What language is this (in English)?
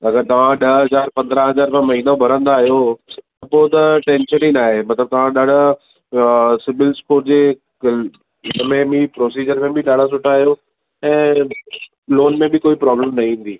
Sindhi